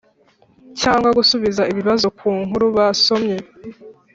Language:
Kinyarwanda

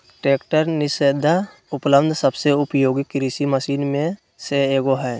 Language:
Magahi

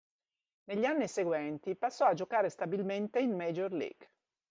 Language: Italian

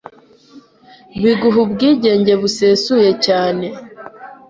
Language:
Kinyarwanda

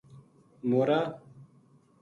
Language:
Gujari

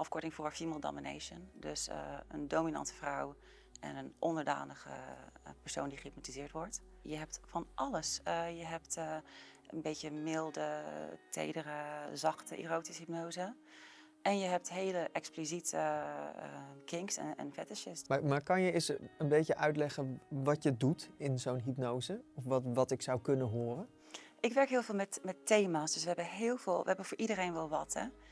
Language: Dutch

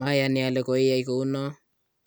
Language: Kalenjin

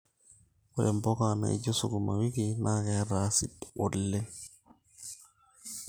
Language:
Masai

